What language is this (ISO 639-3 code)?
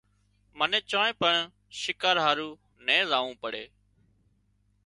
kxp